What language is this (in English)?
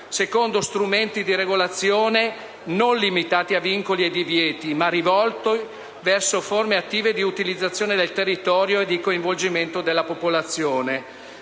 Italian